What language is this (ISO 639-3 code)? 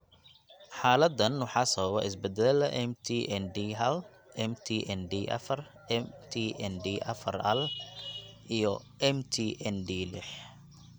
som